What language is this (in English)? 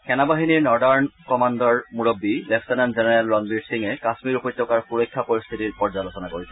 Assamese